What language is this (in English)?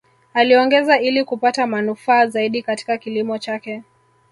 Swahili